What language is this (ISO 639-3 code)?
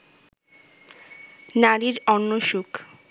ben